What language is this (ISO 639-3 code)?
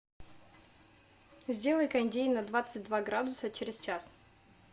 rus